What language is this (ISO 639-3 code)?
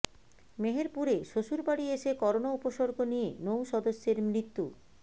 ben